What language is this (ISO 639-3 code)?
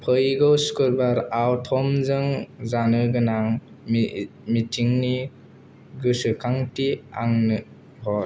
brx